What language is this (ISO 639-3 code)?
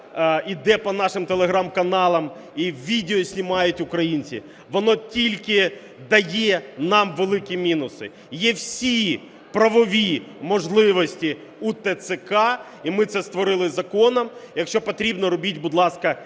ukr